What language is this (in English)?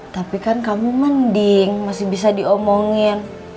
Indonesian